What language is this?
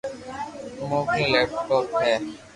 Loarki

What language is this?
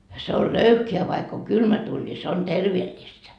Finnish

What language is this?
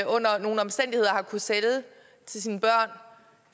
Danish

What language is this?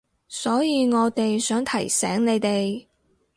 Cantonese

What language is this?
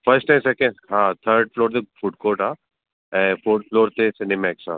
Sindhi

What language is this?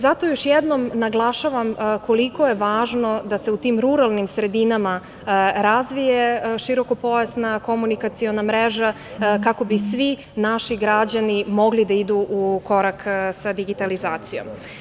Serbian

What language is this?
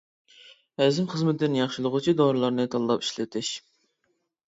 Uyghur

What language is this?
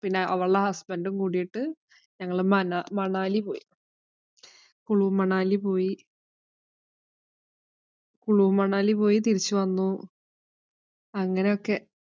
Malayalam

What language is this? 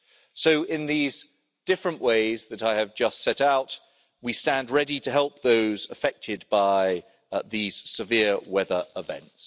English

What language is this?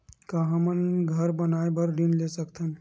Chhattisgarhi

